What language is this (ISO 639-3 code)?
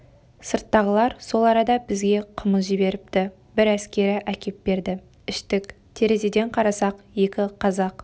kaz